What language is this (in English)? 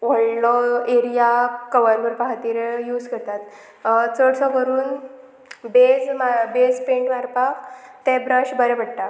Konkani